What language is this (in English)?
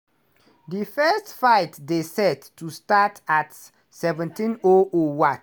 Nigerian Pidgin